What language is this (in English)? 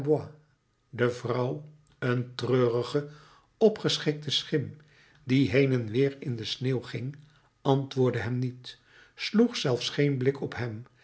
Dutch